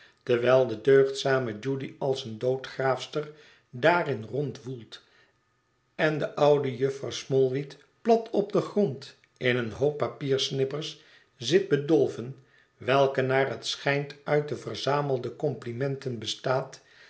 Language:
Dutch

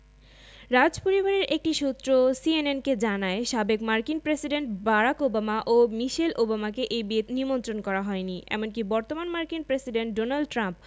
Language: Bangla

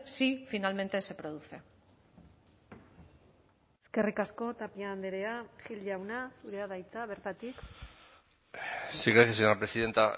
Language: Basque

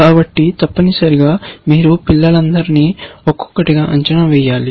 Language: Telugu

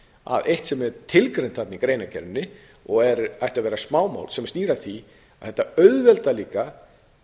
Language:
Icelandic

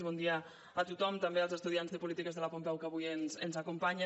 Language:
Catalan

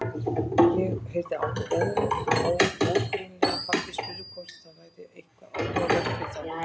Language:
Icelandic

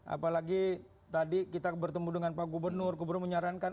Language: Indonesian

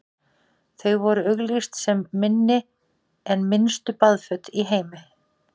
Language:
Icelandic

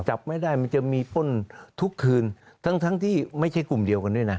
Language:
Thai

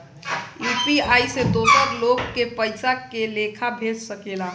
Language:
Bhojpuri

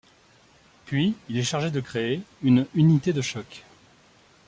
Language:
French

